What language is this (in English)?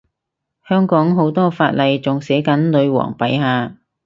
Cantonese